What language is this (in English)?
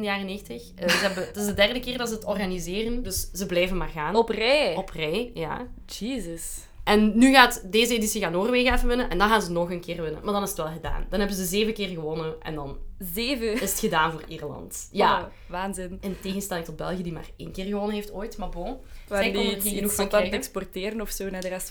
Dutch